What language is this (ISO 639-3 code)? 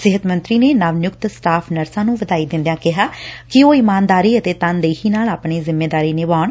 pan